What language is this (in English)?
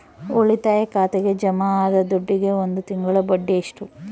Kannada